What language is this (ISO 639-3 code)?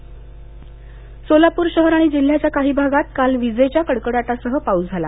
mar